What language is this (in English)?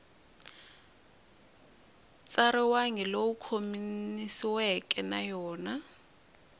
Tsonga